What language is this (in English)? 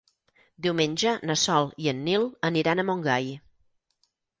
Catalan